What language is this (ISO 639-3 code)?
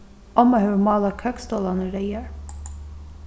fao